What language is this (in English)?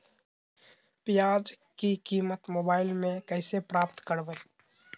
Magahi